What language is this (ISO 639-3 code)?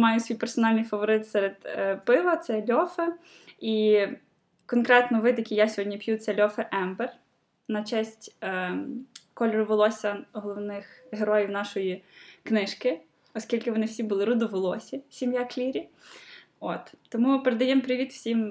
ukr